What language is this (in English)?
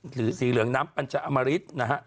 Thai